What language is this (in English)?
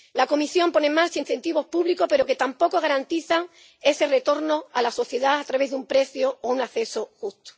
Spanish